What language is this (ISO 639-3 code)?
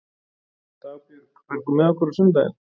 isl